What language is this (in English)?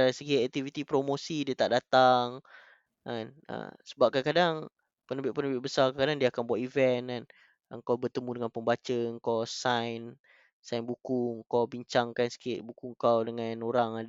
Malay